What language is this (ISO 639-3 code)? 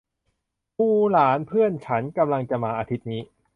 tha